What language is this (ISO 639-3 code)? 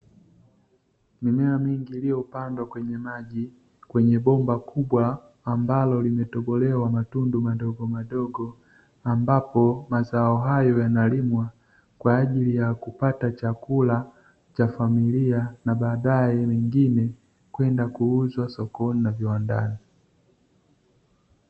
swa